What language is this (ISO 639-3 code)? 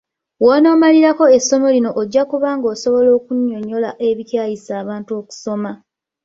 lug